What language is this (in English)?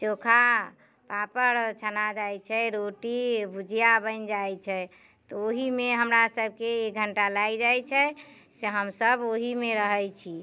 Maithili